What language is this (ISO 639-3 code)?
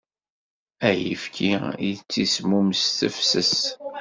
kab